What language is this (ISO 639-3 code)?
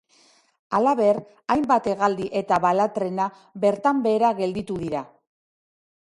eus